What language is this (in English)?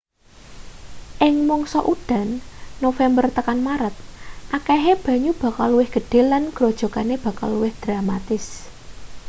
Javanese